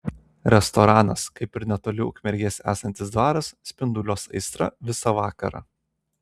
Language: Lithuanian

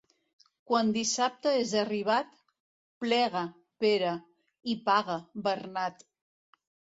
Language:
Catalan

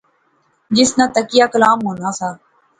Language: Pahari-Potwari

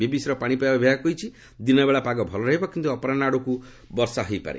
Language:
Odia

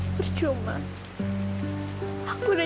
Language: Indonesian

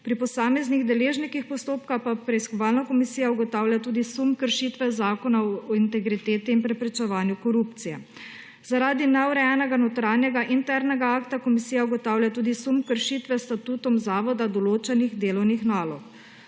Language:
Slovenian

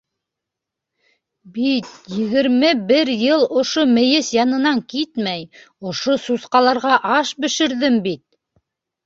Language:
Bashkir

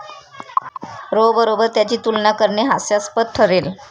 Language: Marathi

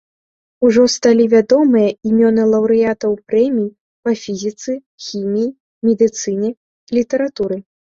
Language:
Belarusian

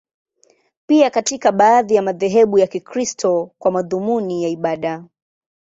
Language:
Swahili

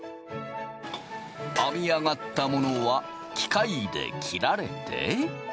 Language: Japanese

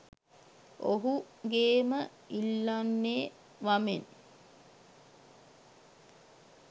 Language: Sinhala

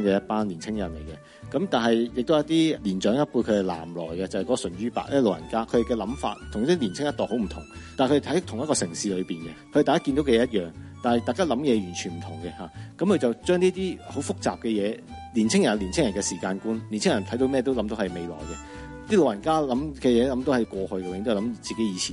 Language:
Chinese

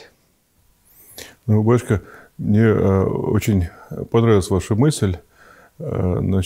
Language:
Russian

